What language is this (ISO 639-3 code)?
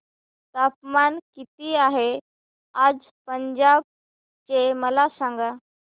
mar